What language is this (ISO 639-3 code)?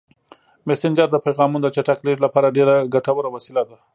pus